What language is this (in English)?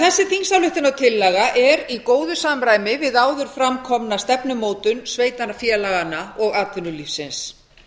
Icelandic